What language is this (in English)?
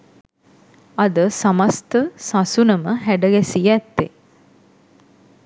Sinhala